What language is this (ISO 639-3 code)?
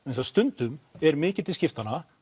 isl